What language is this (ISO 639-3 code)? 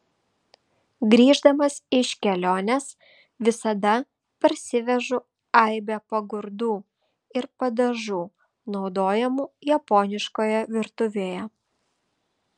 lit